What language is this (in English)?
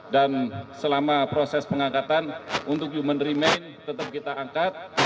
Indonesian